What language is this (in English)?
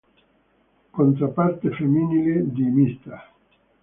Italian